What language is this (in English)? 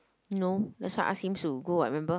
English